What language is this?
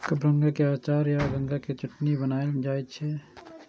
Maithili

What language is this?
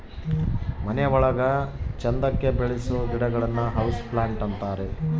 Kannada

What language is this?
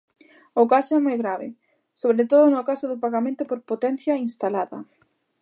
Galician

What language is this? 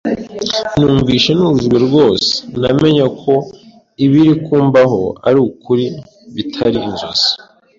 Kinyarwanda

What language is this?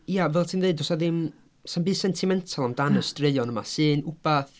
Welsh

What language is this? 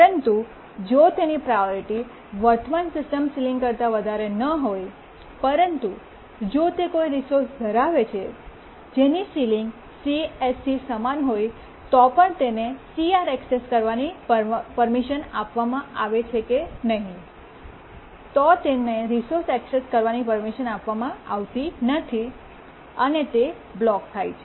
Gujarati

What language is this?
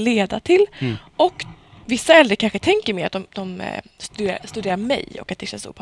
Swedish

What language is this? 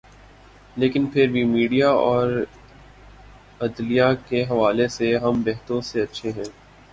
Urdu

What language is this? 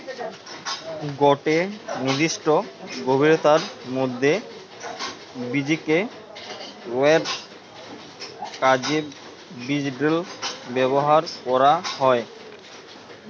Bangla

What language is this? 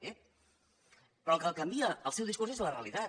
Catalan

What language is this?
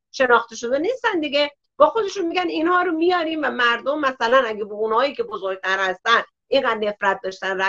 Persian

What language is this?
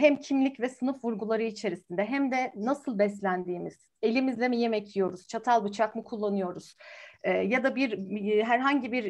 Turkish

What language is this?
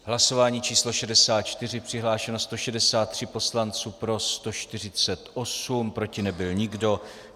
Czech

